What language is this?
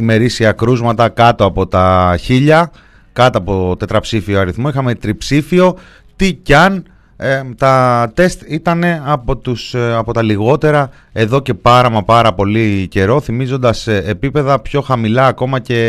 Greek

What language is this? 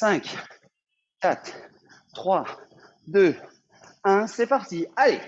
French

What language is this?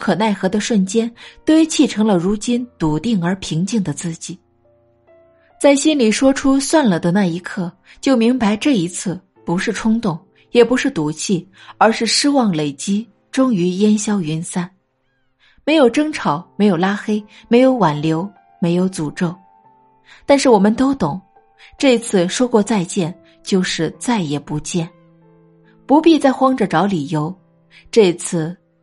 Chinese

